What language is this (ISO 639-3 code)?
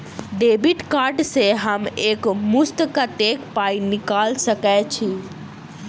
mai